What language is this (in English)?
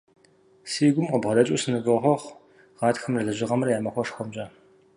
Kabardian